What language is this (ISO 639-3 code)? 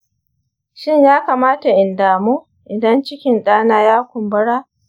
hau